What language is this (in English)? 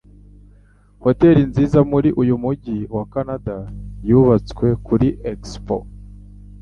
Kinyarwanda